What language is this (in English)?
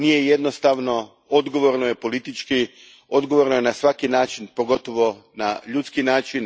Croatian